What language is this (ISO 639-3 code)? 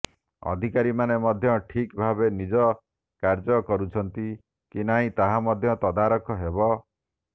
ori